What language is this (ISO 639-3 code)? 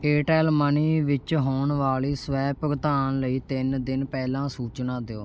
pan